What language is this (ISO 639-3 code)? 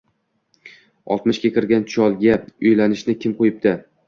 uzb